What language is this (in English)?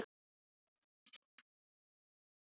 Icelandic